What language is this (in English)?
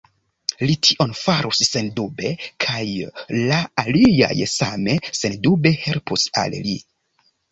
Esperanto